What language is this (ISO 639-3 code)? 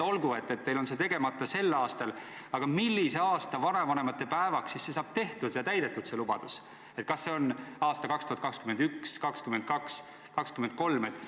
est